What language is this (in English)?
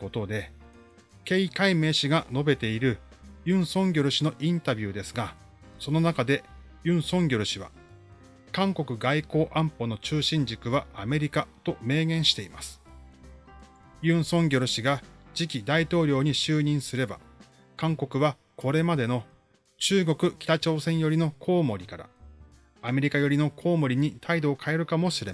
Japanese